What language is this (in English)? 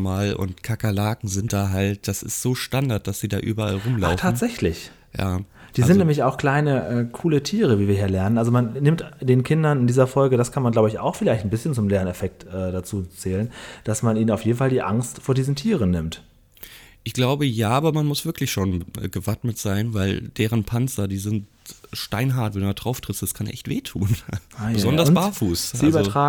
German